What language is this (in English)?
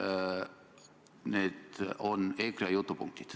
Estonian